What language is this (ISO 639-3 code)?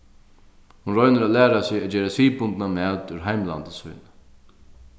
fao